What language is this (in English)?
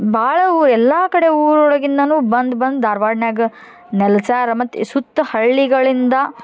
Kannada